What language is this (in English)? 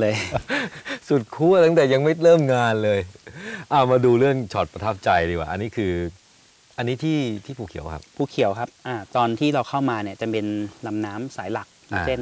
Thai